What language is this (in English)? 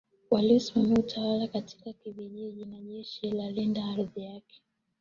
Swahili